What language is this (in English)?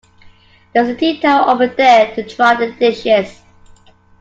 English